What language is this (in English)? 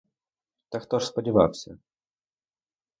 Ukrainian